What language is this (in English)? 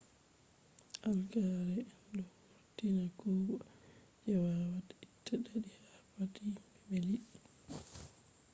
Fula